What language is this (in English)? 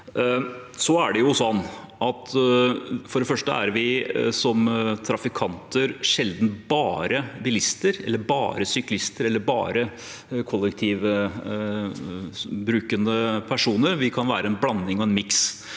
Norwegian